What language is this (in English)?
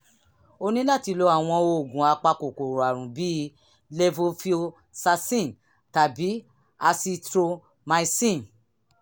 Yoruba